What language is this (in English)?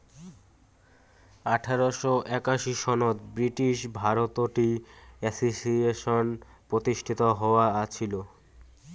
Bangla